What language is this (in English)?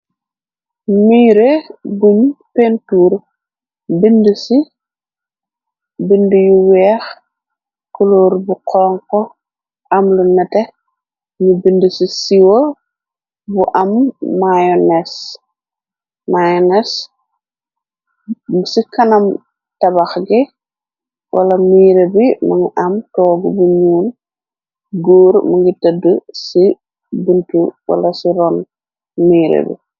Wolof